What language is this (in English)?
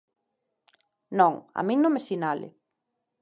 Galician